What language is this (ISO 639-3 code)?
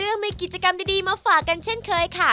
tha